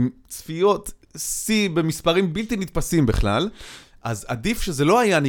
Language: Hebrew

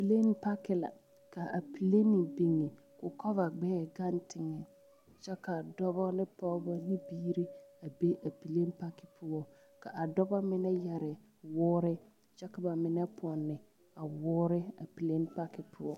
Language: Southern Dagaare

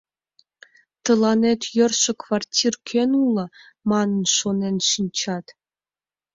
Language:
Mari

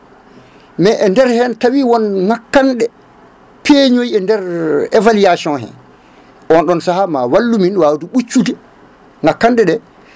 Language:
Fula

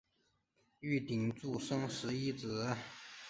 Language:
Chinese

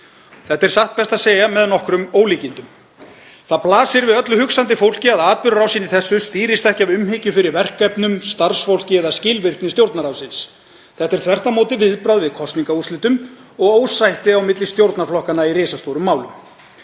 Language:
Icelandic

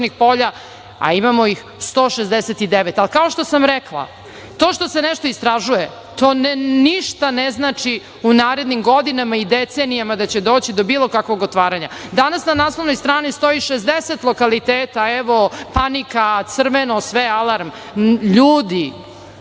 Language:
Serbian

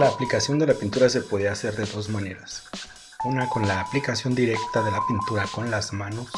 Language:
Spanish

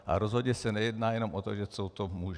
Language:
Czech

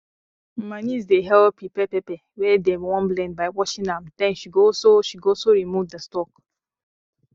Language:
Nigerian Pidgin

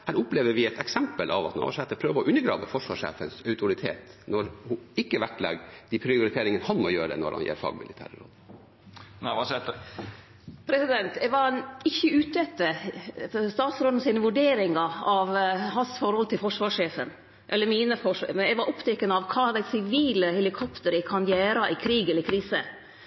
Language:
Norwegian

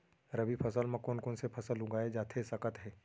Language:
Chhattisgarhi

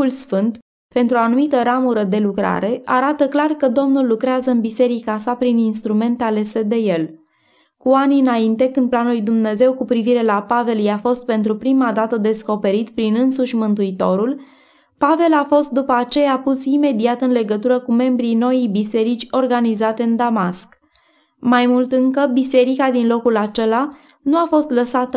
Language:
Romanian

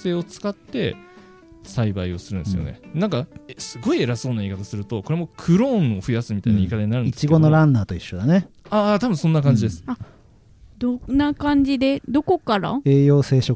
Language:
Japanese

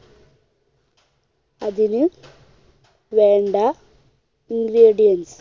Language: Malayalam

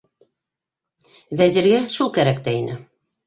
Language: Bashkir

